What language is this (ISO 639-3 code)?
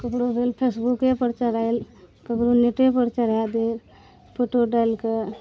mai